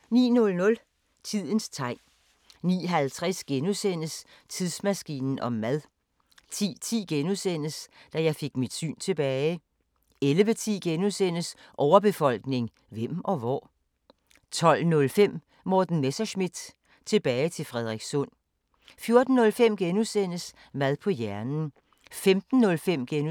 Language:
Danish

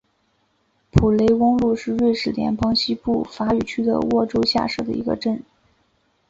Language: Chinese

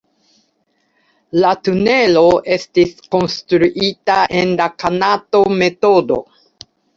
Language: Esperanto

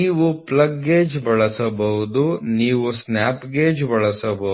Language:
Kannada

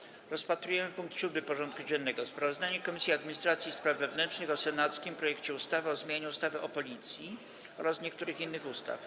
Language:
Polish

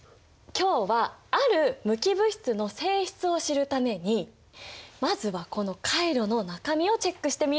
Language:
Japanese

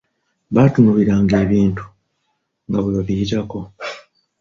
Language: Ganda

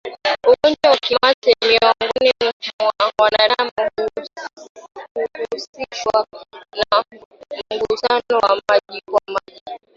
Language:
Swahili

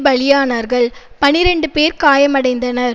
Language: Tamil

